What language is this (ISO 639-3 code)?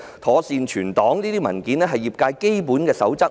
yue